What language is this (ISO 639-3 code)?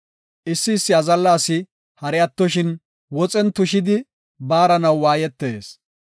gof